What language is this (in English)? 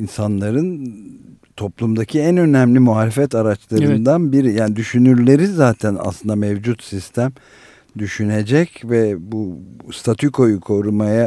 Turkish